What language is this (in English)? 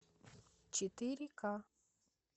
Russian